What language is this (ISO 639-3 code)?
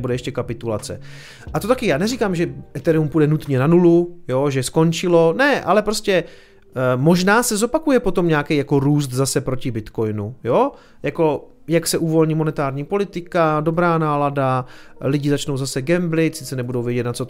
ces